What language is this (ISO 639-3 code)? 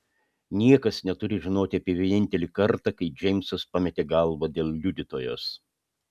lit